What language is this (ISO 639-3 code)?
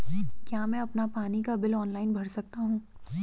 hin